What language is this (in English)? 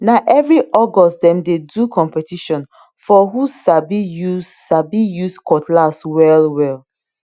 Nigerian Pidgin